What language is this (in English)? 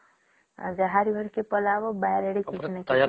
Odia